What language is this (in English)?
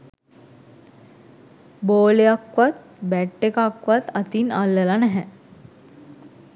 Sinhala